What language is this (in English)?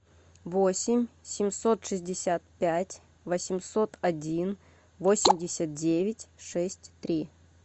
Russian